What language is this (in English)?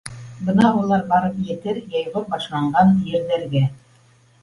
Bashkir